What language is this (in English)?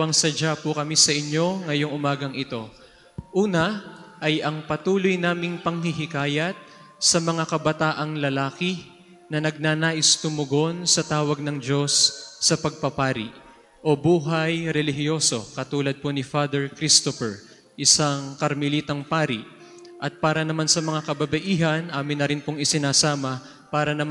Filipino